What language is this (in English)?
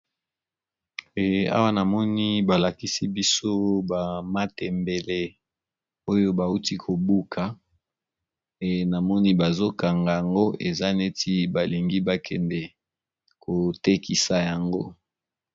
Lingala